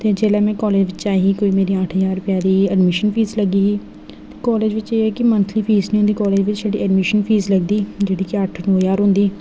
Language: Dogri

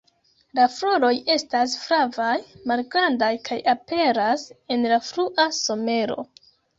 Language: Esperanto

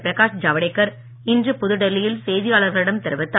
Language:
Tamil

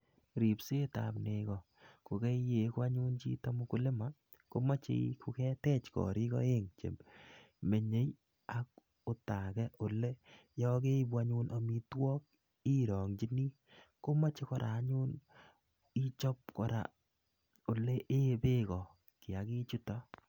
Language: Kalenjin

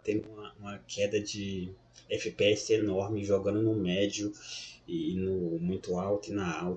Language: Portuguese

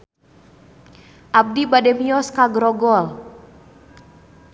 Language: Sundanese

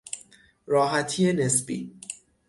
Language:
Persian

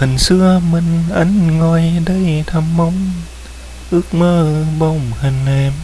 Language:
Vietnamese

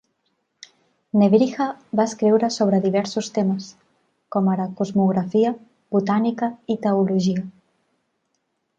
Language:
Catalan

